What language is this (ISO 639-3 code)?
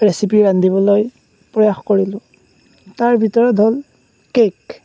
asm